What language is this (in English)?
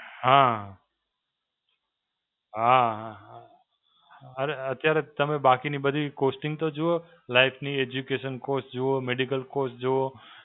Gujarati